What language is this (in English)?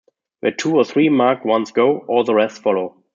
English